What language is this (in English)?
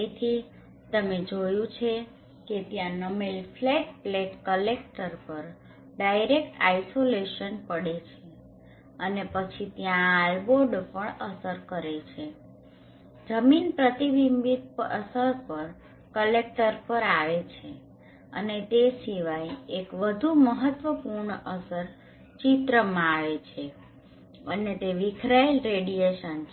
Gujarati